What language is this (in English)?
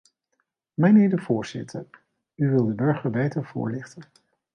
Dutch